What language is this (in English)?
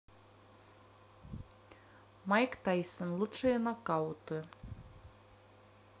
Russian